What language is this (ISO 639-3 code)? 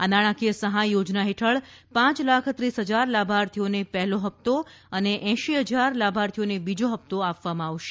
guj